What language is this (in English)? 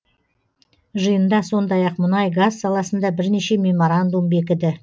Kazakh